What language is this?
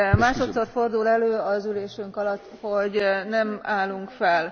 Hungarian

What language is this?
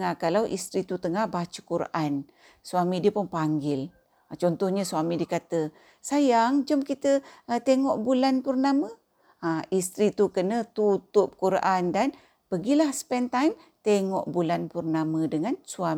Malay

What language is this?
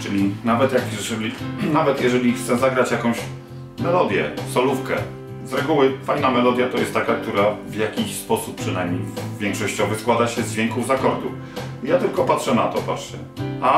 Polish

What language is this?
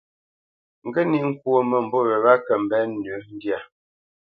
Bamenyam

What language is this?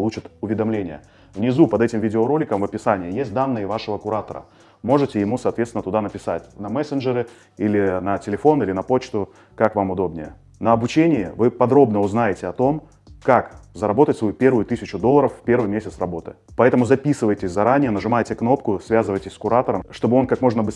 Russian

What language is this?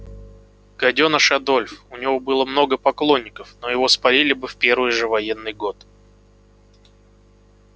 Russian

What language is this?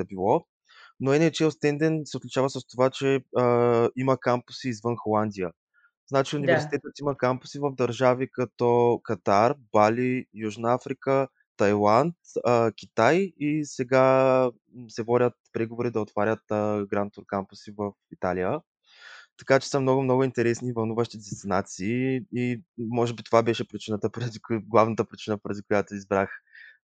Bulgarian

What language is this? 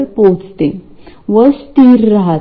Marathi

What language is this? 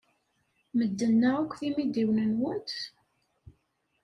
Kabyle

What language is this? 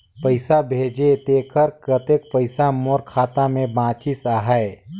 Chhattisgarhi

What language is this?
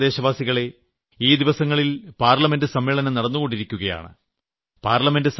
Malayalam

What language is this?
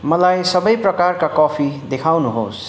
Nepali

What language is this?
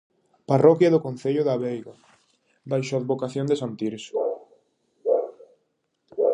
Galician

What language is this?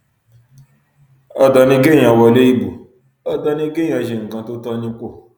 Yoruba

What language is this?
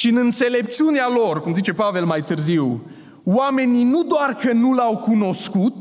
Romanian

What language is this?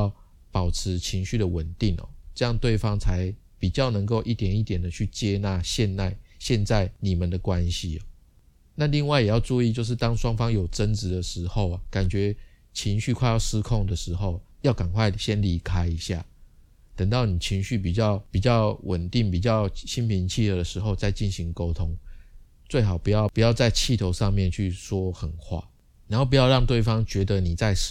Chinese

